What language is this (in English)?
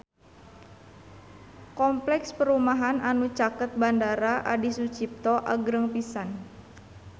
Sundanese